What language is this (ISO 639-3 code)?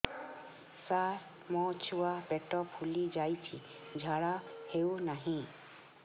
ori